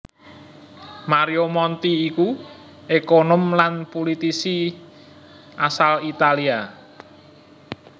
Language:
Javanese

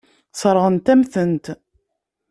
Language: Kabyle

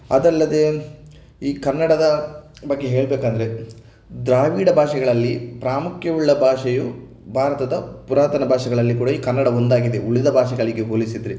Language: Kannada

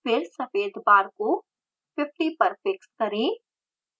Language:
Hindi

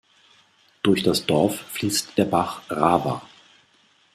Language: German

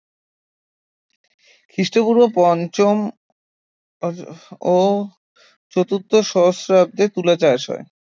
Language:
Bangla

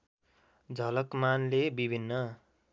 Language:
Nepali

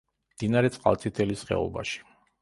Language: Georgian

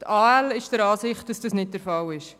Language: Swiss German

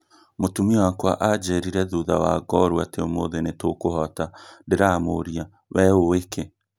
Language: Kikuyu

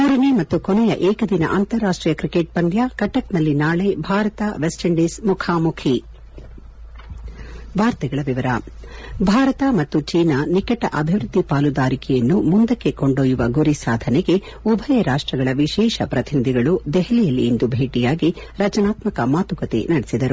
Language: Kannada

